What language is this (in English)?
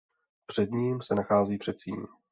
Czech